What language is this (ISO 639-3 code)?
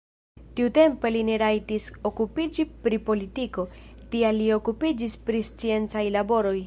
epo